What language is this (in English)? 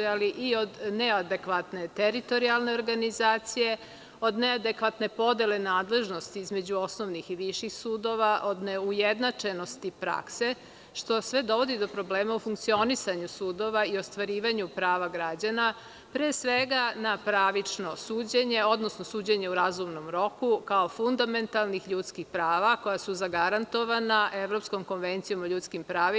Serbian